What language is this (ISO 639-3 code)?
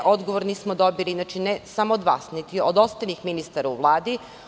srp